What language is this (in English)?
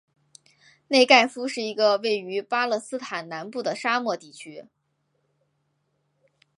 Chinese